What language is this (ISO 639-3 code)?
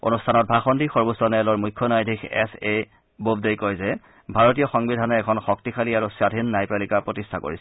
asm